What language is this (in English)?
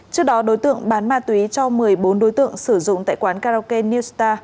Vietnamese